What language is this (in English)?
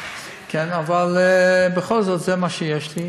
Hebrew